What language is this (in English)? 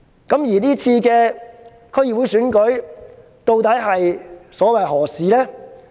Cantonese